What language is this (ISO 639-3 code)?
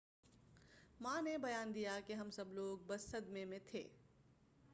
urd